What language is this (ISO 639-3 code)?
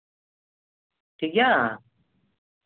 sat